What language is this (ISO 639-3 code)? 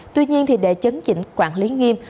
vie